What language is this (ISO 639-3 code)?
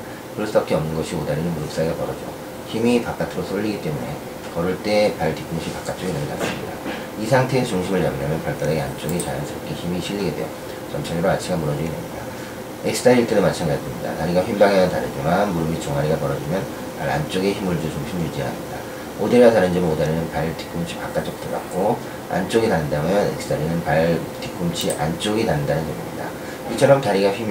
kor